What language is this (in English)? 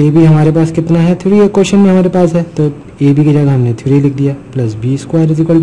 Hindi